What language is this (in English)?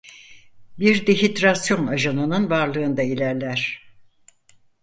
Turkish